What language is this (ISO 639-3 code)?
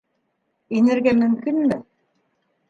bak